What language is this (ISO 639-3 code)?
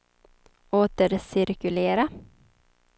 swe